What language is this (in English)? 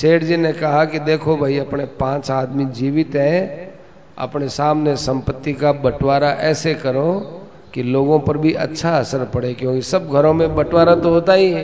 Hindi